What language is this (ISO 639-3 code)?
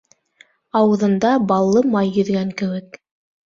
bak